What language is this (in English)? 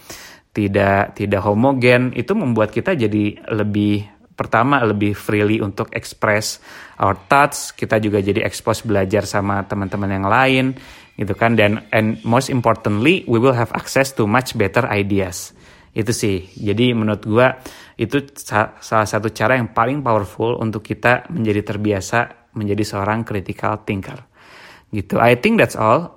Indonesian